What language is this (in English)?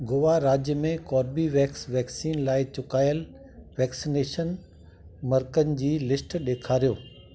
Sindhi